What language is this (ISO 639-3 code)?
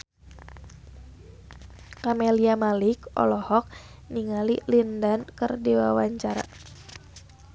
sun